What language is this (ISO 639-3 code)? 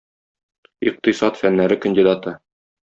tat